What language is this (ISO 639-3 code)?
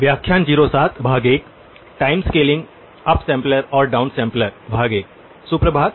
hin